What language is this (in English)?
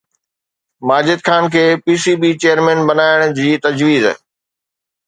Sindhi